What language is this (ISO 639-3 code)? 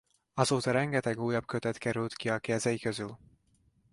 hun